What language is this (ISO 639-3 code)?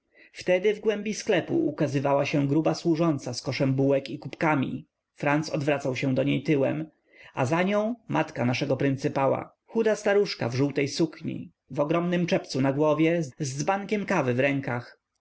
pol